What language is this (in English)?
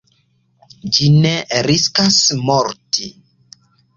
Esperanto